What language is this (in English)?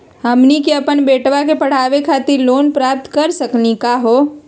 Magahi